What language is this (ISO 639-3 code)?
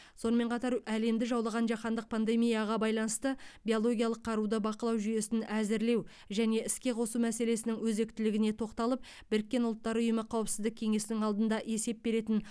kaz